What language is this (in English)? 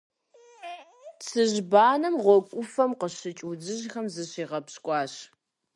Kabardian